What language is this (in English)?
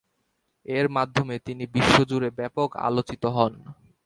Bangla